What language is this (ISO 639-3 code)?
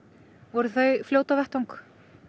isl